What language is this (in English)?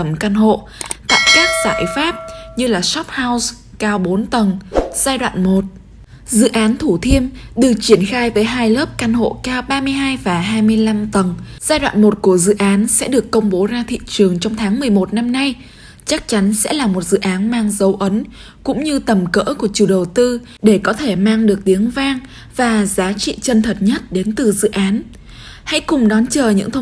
Vietnamese